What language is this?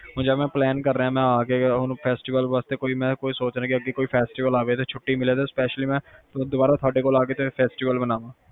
Punjabi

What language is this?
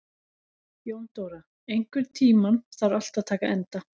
Icelandic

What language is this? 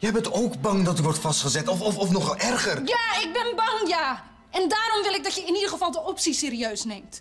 Dutch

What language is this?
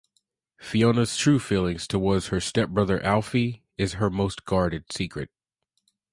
English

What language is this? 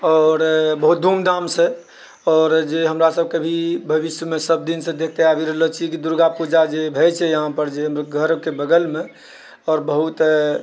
Maithili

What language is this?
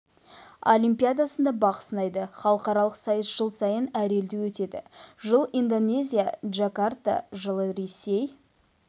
Kazakh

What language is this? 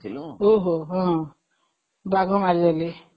Odia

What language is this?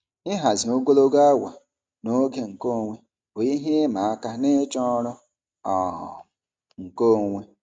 Igbo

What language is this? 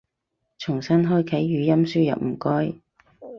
Cantonese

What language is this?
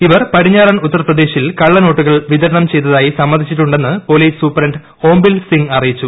Malayalam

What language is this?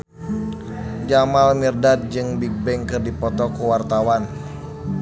Sundanese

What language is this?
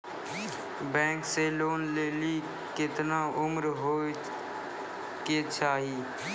Maithili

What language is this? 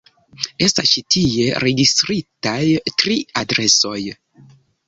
Esperanto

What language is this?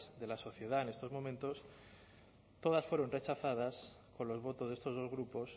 Spanish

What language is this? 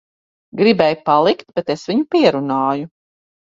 Latvian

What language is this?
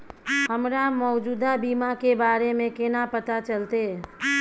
Maithili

